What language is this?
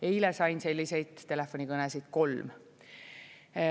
Estonian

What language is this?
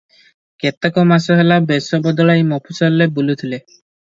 Odia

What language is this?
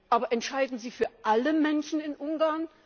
German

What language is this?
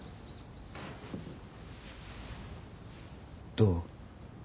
Japanese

